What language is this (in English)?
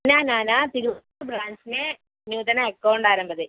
Sanskrit